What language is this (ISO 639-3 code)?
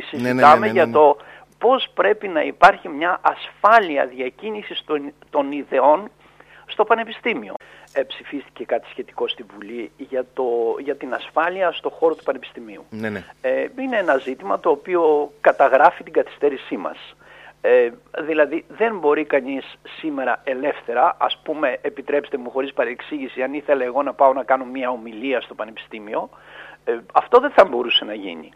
ell